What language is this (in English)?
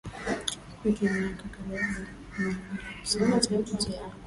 Swahili